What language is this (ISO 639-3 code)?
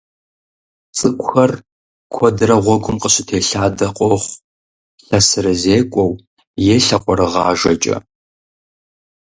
kbd